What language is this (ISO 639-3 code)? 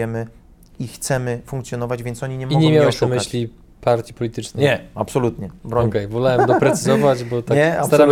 pol